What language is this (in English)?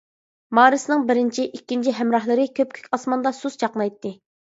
Uyghur